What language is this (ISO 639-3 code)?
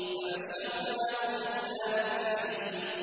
ara